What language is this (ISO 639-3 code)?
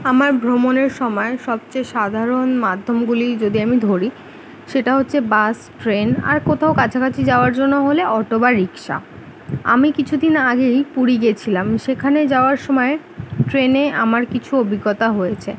ben